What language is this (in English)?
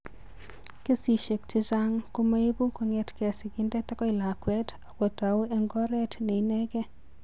Kalenjin